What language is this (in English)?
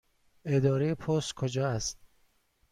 Persian